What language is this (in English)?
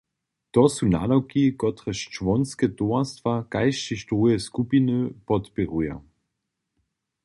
Upper Sorbian